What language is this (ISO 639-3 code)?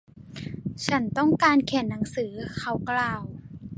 tha